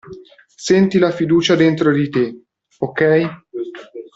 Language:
Italian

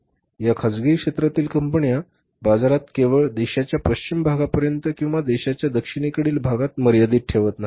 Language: Marathi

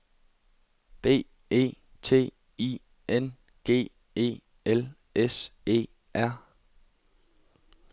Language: Danish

